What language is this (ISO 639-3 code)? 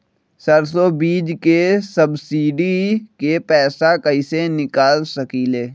mag